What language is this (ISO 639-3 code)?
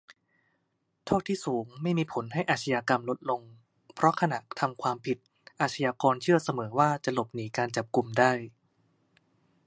tha